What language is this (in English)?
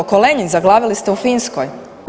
Croatian